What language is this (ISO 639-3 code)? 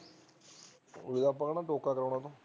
pan